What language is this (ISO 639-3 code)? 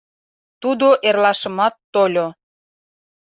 chm